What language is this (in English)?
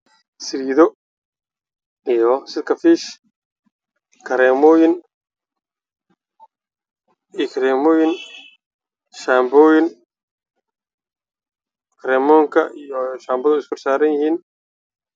Somali